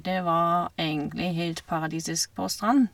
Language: Norwegian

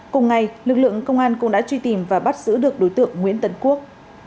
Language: Vietnamese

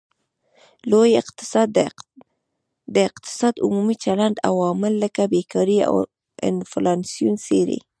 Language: Pashto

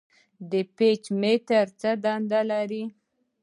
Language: Pashto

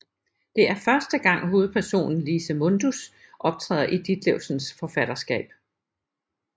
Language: Danish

